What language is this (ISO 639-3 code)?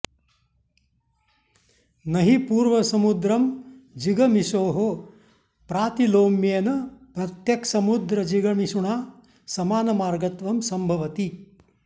san